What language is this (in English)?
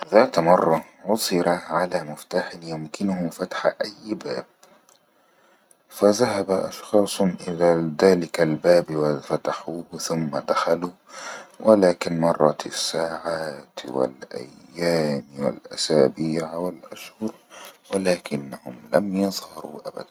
Egyptian Arabic